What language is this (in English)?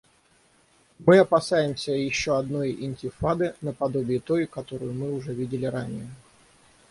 Russian